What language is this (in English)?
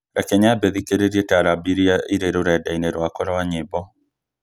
Kikuyu